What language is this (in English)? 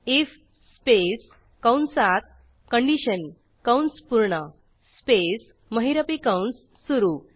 Marathi